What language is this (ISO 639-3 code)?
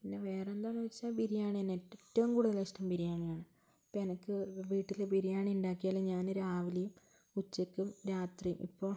mal